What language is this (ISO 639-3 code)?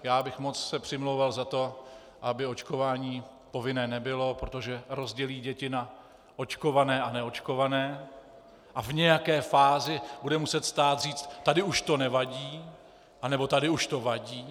ces